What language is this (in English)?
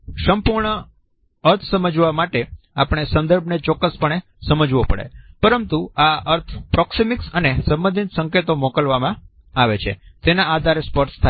Gujarati